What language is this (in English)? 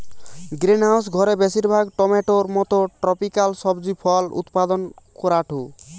Bangla